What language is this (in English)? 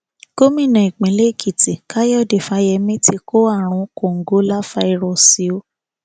Yoruba